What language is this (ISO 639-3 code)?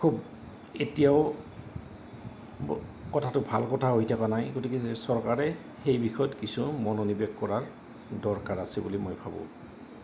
asm